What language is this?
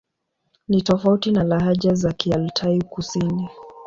Swahili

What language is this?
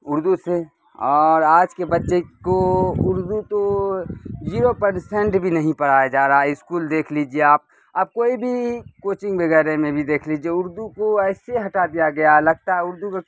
Urdu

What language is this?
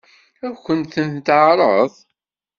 Kabyle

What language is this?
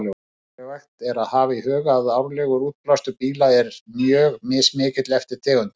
Icelandic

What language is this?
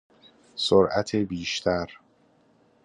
Persian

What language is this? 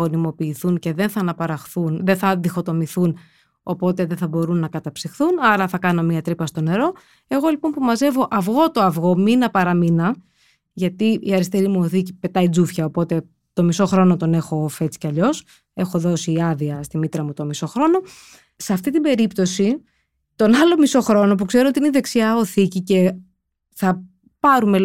Greek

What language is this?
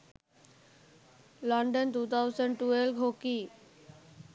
Sinhala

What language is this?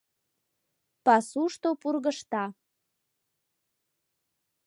Mari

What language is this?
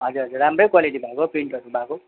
Nepali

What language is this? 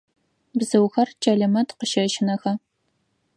Adyghe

